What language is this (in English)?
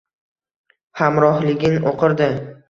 Uzbek